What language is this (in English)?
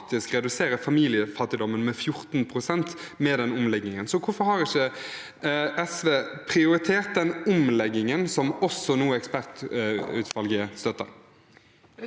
Norwegian